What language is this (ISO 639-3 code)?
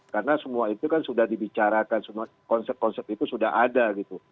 ind